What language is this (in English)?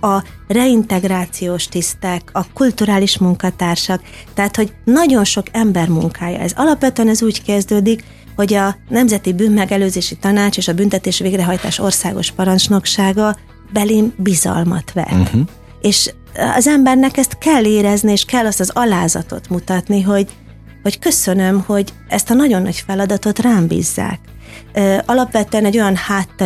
Hungarian